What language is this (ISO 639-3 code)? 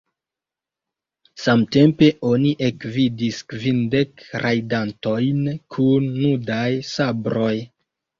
epo